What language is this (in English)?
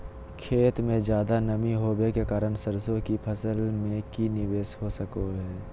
Magahi